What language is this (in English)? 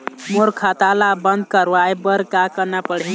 Chhattisgarhi